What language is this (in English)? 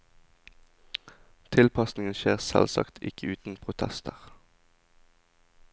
Norwegian